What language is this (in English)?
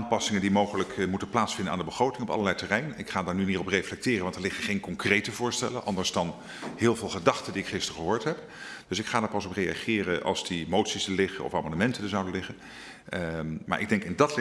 Dutch